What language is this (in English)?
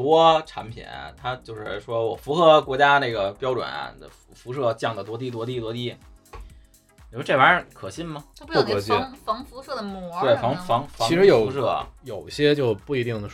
Chinese